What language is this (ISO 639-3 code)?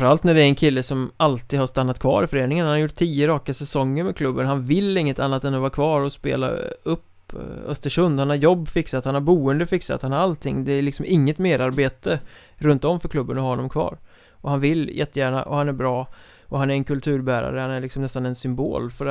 swe